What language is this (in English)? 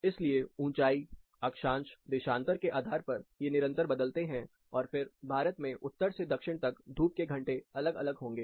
Hindi